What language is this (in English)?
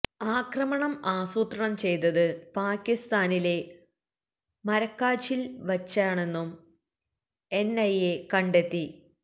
Malayalam